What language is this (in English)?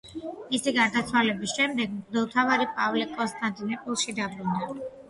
Georgian